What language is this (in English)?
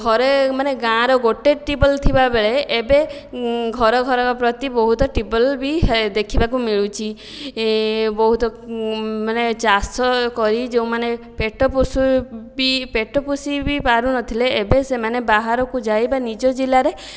Odia